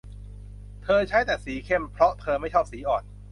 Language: Thai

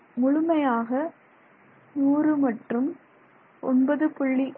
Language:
Tamil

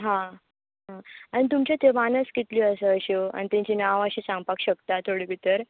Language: Konkani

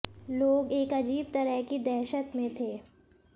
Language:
Hindi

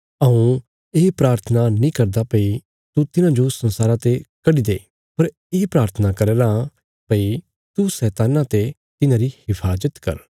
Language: Bilaspuri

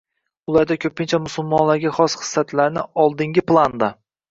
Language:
Uzbek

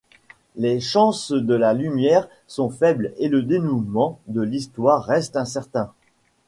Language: French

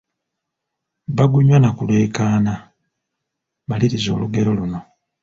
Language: Ganda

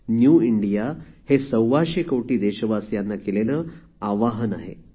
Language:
Marathi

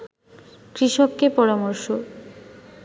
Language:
Bangla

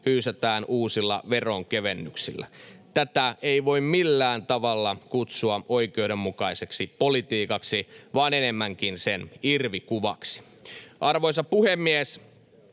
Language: Finnish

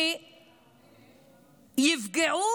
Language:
Hebrew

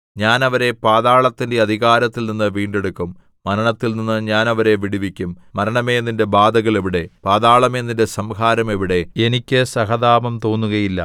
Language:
Malayalam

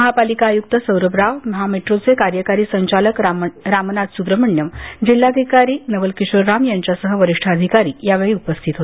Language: Marathi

